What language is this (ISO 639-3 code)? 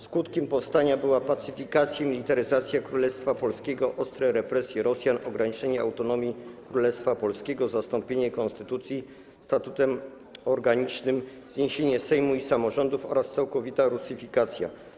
pol